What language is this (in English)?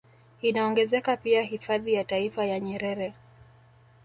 Swahili